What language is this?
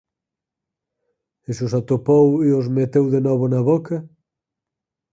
Galician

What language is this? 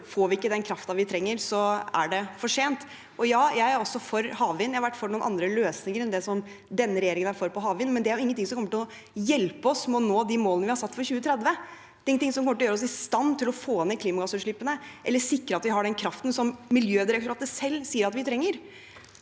Norwegian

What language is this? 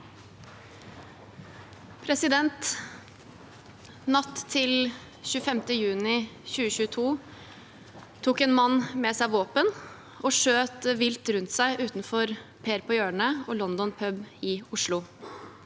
Norwegian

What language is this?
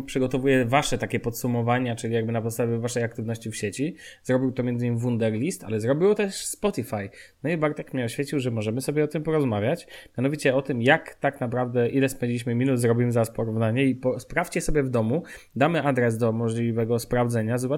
Polish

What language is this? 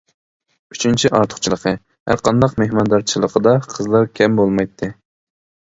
Uyghur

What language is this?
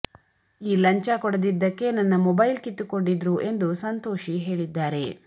Kannada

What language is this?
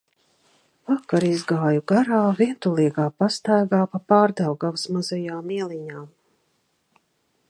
Latvian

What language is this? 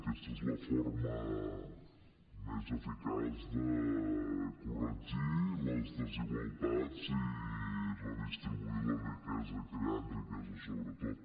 Catalan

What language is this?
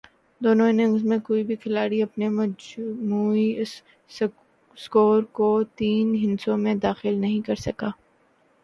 Urdu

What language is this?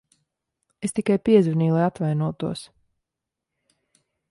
Latvian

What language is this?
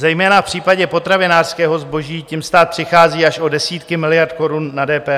Czech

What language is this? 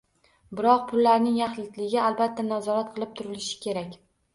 Uzbek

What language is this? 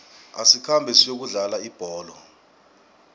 South Ndebele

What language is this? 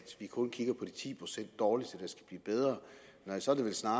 Danish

